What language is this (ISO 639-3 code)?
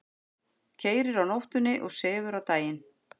isl